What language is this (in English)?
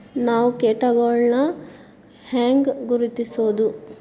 Kannada